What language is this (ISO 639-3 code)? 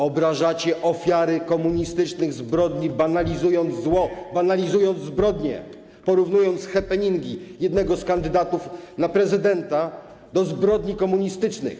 pol